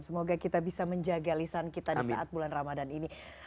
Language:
Indonesian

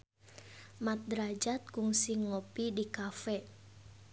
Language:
Sundanese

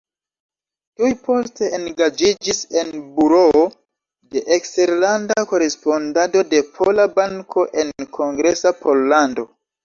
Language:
Esperanto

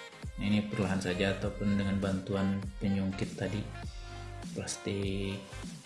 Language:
Indonesian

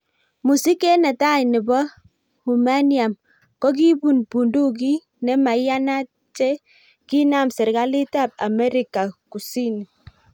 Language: Kalenjin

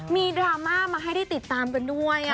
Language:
Thai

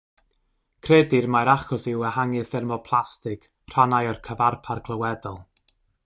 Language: Welsh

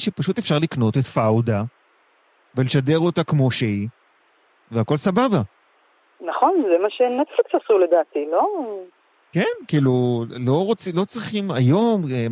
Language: Hebrew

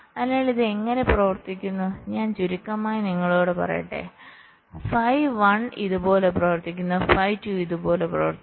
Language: Malayalam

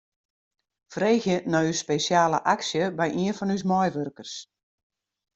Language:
Western Frisian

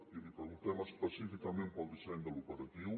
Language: Catalan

